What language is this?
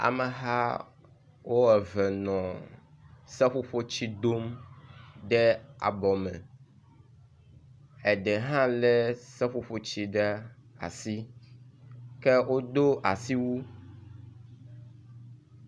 Ewe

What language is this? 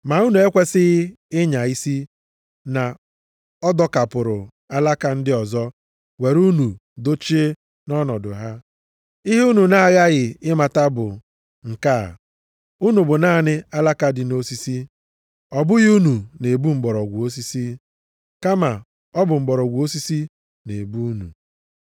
Igbo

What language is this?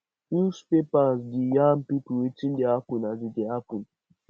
Nigerian Pidgin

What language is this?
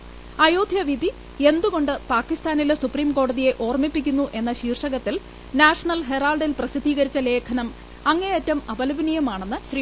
Malayalam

